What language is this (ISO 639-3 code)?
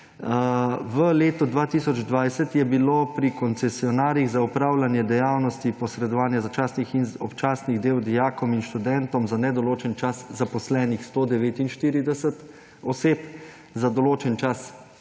slv